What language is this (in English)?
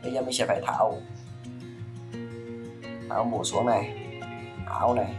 Vietnamese